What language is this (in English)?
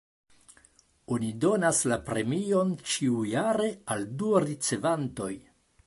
Esperanto